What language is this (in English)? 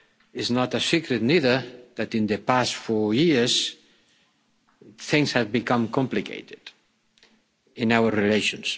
English